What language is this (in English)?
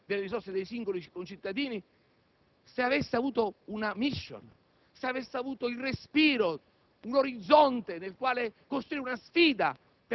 Italian